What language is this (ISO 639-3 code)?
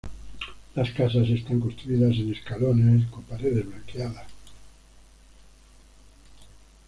spa